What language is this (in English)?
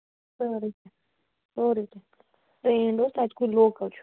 Kashmiri